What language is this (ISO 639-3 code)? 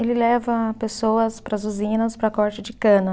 por